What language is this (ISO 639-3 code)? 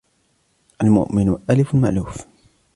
ara